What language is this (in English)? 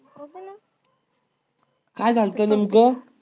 Marathi